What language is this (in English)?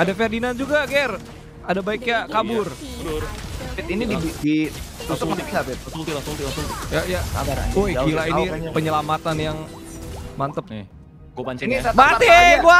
Indonesian